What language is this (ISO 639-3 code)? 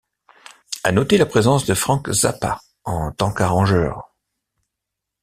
fra